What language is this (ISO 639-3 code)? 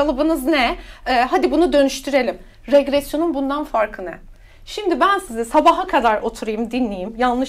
tur